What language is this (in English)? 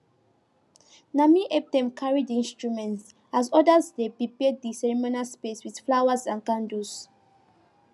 Nigerian Pidgin